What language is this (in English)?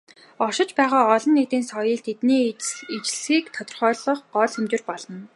Mongolian